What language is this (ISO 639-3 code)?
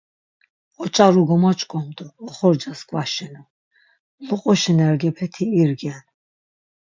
lzz